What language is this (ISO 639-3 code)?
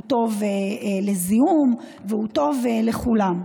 heb